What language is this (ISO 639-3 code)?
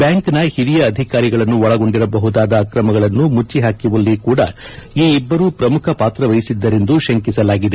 kan